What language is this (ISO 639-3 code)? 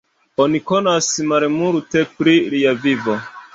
epo